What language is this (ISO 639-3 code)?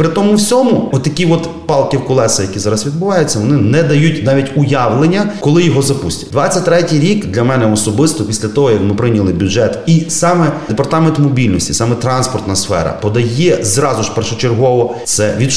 ukr